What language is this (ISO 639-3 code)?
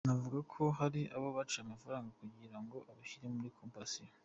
kin